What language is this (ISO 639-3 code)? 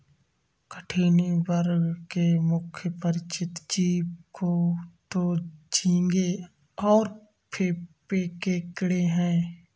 hin